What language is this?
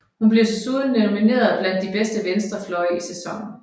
Danish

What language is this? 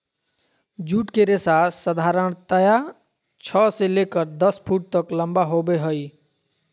Magahi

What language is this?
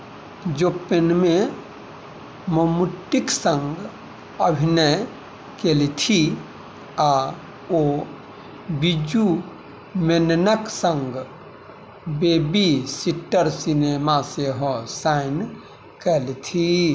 Maithili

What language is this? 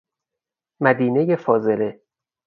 Persian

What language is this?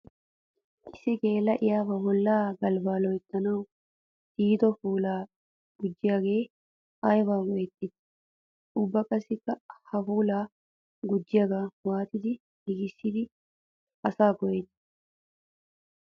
Wolaytta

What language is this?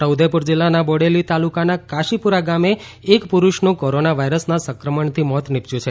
Gujarati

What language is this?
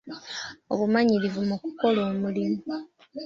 Ganda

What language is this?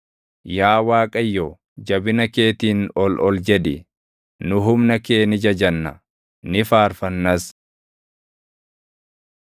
Oromo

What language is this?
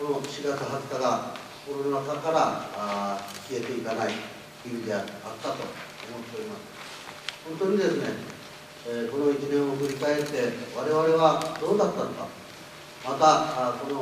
Japanese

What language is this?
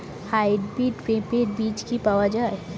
Bangla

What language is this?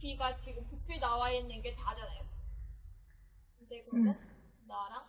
Korean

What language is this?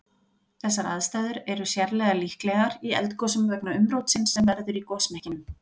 Icelandic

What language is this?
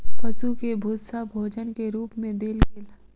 Maithili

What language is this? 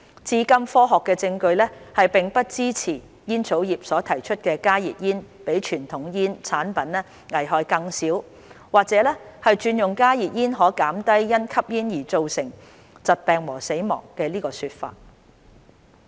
Cantonese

